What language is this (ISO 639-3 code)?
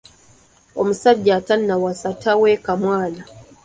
lug